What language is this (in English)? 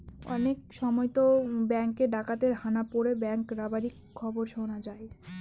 Bangla